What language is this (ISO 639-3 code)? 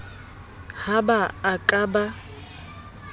sot